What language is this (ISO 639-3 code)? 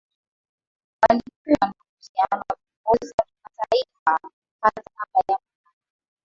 swa